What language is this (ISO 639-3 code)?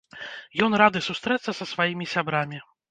bel